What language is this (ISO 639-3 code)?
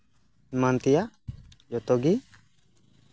sat